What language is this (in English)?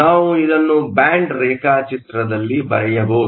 Kannada